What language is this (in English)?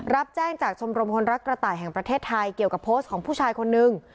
Thai